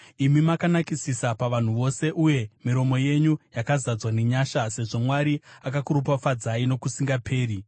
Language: Shona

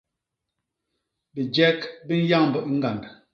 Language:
Basaa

